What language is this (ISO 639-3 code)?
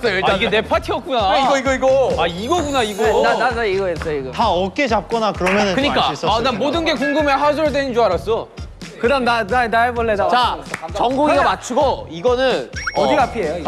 kor